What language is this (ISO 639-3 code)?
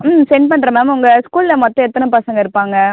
tam